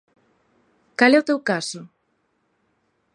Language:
Galician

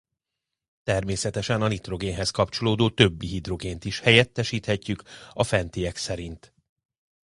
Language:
Hungarian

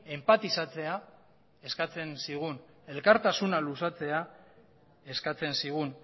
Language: Basque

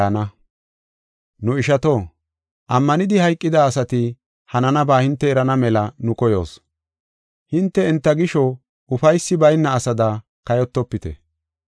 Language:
Gofa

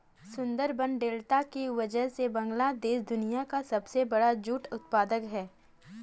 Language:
Hindi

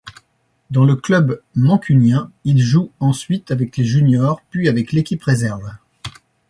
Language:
French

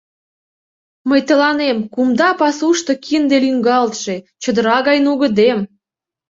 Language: Mari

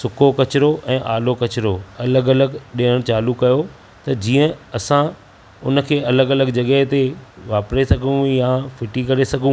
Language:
Sindhi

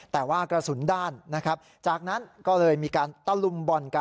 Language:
Thai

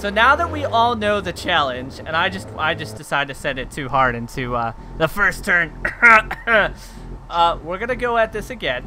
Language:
English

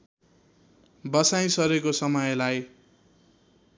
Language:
Nepali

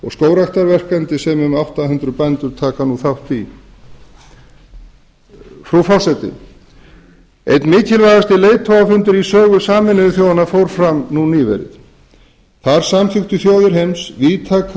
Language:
Icelandic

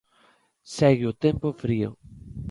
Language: Galician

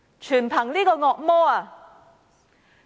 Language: Cantonese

